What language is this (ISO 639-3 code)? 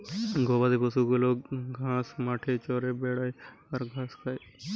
ben